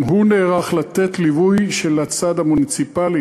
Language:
Hebrew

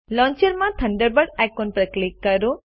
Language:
Gujarati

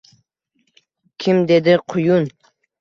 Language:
Uzbek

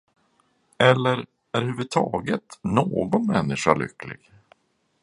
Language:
Swedish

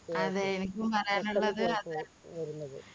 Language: Malayalam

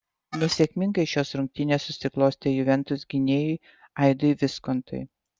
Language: Lithuanian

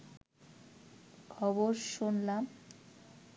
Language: Bangla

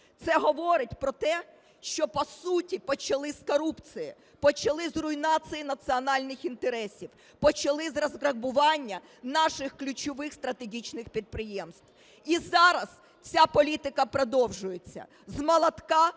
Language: Ukrainian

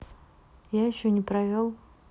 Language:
Russian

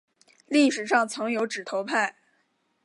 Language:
Chinese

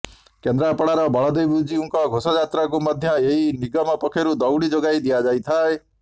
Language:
Odia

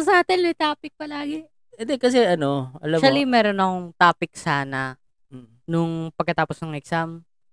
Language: Filipino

